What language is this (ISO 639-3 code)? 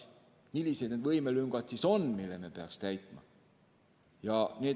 est